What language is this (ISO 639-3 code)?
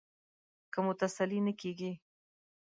pus